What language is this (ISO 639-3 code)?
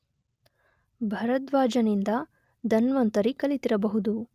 kan